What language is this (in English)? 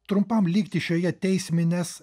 Lithuanian